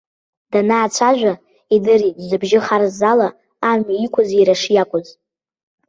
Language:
Abkhazian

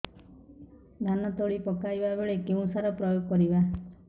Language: Odia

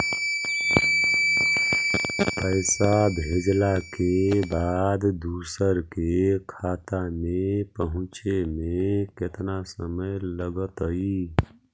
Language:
Magahi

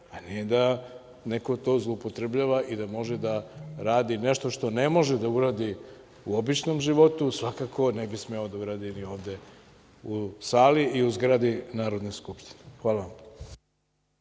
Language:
Serbian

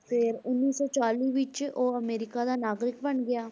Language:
Punjabi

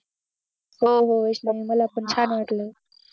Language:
Marathi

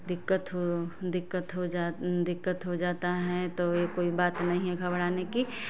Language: Hindi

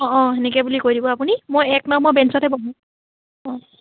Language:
Assamese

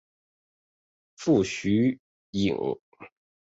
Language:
Chinese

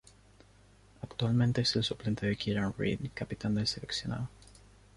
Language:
Spanish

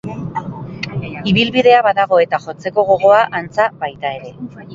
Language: Basque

